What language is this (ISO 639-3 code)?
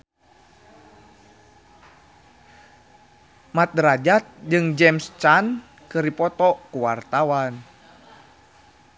sun